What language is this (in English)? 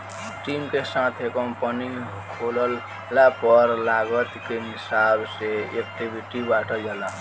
Bhojpuri